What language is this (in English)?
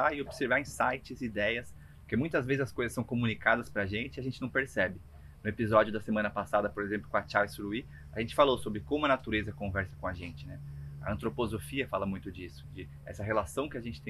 Portuguese